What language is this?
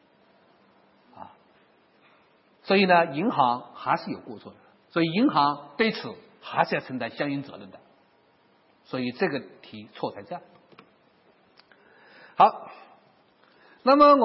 Chinese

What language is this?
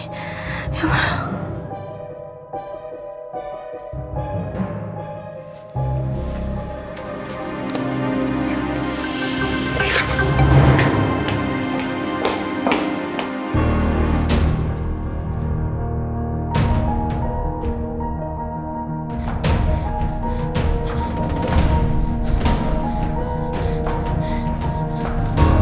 Indonesian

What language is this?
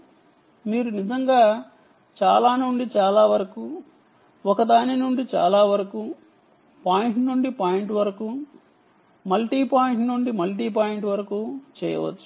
Telugu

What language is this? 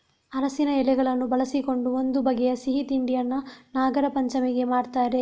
Kannada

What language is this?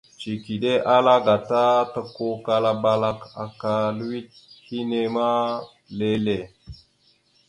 Mada (Cameroon)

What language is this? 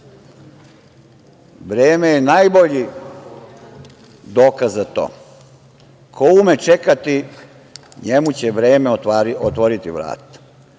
Serbian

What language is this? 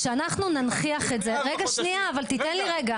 Hebrew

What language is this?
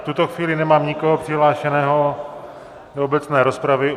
Czech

